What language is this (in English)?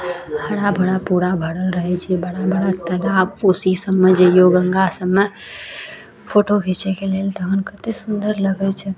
Maithili